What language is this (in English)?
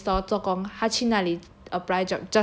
English